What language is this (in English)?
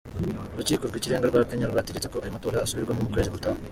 Kinyarwanda